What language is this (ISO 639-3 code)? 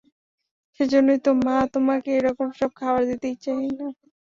ben